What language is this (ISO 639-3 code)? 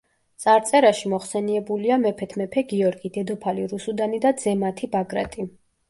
kat